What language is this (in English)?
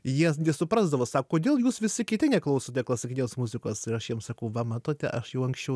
Lithuanian